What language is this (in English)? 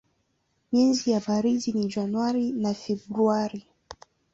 Swahili